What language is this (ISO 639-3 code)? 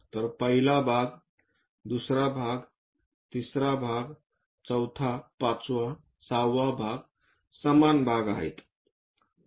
mar